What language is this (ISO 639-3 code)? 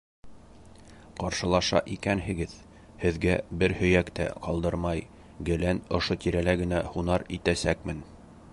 bak